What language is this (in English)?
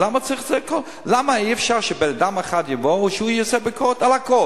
Hebrew